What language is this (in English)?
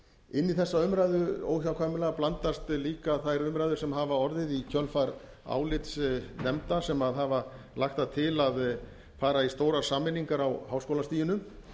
Icelandic